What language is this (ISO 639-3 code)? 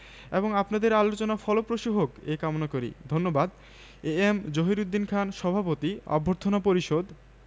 ben